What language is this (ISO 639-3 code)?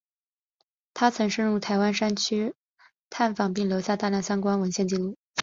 zho